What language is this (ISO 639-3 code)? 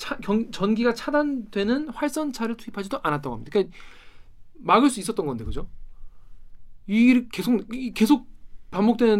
kor